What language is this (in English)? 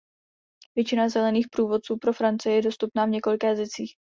Czech